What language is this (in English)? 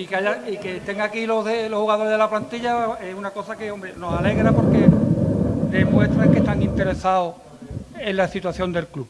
Spanish